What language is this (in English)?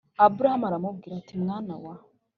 Kinyarwanda